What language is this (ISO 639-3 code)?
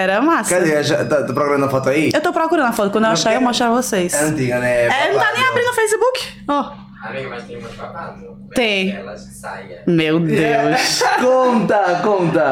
por